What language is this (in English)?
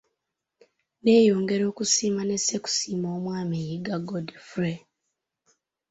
Ganda